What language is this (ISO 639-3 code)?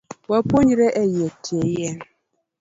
luo